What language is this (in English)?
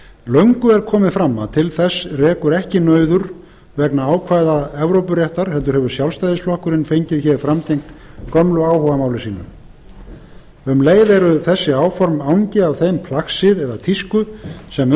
Icelandic